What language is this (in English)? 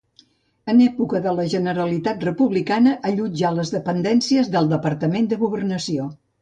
Catalan